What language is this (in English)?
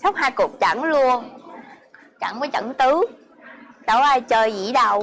Vietnamese